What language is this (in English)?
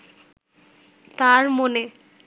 Bangla